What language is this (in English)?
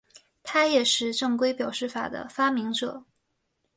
Chinese